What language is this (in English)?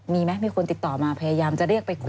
Thai